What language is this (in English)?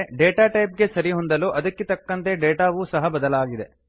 Kannada